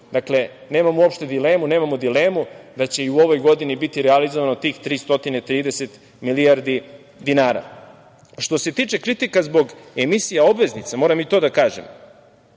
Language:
Serbian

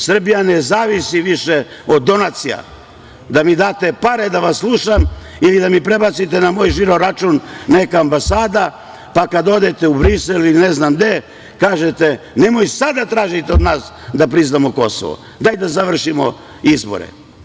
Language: Serbian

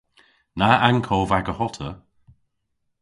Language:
Cornish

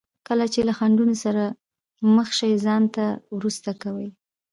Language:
Pashto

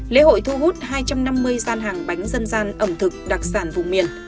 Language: Vietnamese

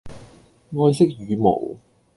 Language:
Cantonese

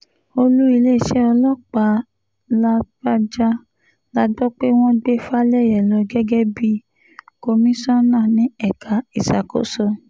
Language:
Yoruba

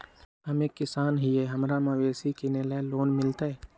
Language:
Magahi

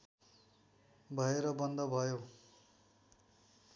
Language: Nepali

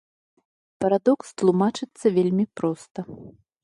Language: Belarusian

